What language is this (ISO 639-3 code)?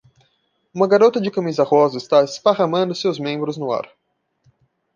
por